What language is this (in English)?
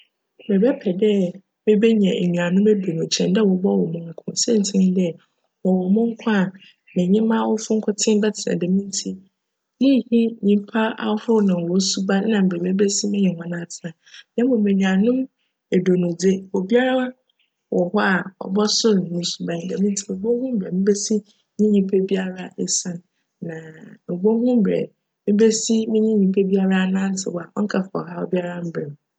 Akan